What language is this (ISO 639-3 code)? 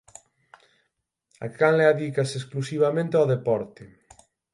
glg